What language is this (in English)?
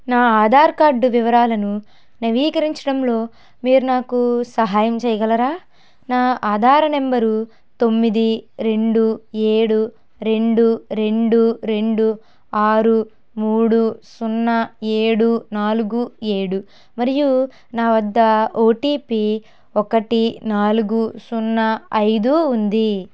Telugu